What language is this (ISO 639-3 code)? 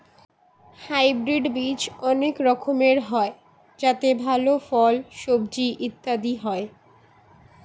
ben